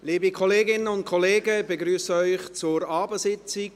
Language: Swiss German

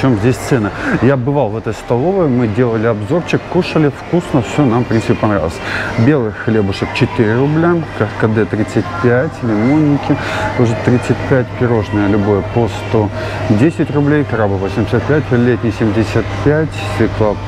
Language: Russian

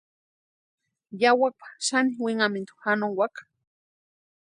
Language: Western Highland Purepecha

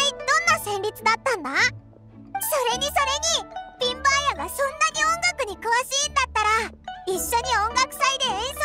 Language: Japanese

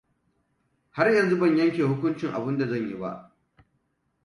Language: Hausa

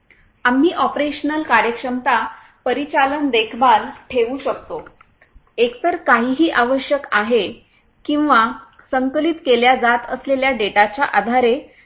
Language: Marathi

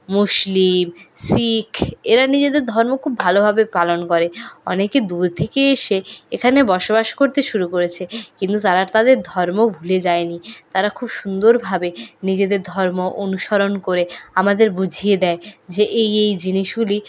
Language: Bangla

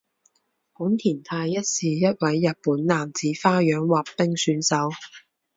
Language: Chinese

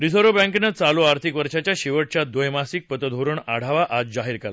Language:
Marathi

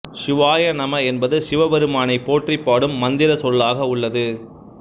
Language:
Tamil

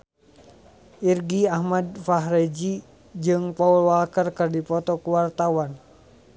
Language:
Sundanese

